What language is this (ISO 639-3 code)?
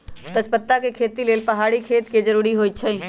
mag